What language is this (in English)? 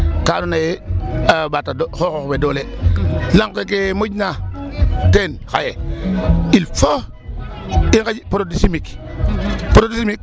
Serer